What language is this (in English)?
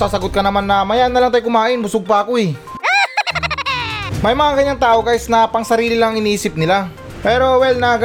Filipino